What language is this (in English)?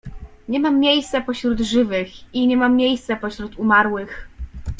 Polish